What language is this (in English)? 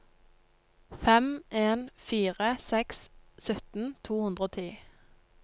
Norwegian